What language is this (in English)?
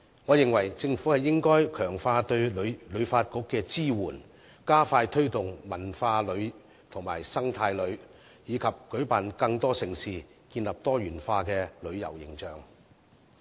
Cantonese